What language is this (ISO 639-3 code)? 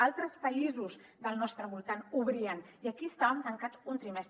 cat